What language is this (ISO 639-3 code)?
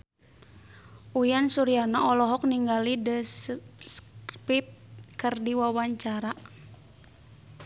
sun